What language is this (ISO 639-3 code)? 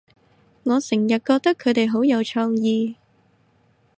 yue